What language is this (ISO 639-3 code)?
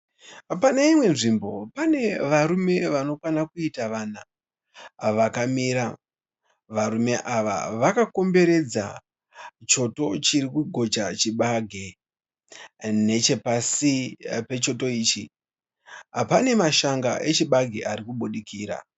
sna